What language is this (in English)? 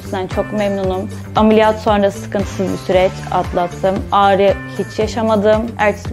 Turkish